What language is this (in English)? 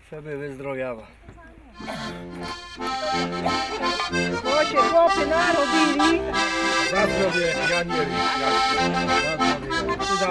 Polish